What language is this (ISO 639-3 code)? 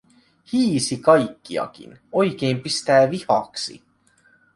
fin